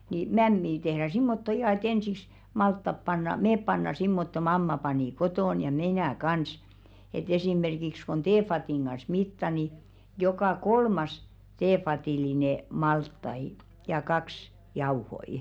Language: Finnish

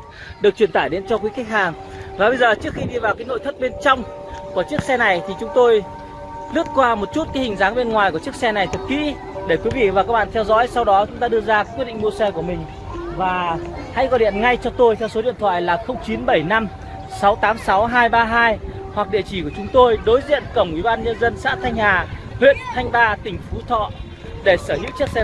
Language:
Vietnamese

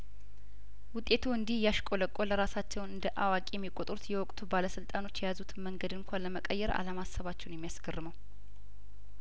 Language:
Amharic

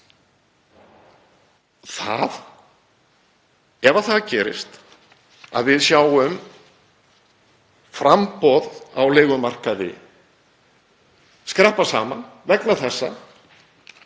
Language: Icelandic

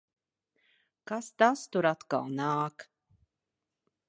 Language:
Latvian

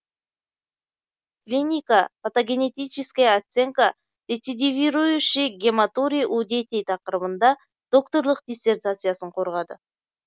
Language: Kazakh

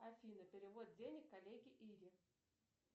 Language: Russian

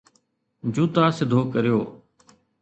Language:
Sindhi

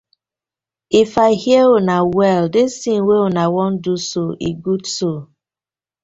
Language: Nigerian Pidgin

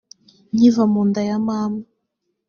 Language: Kinyarwanda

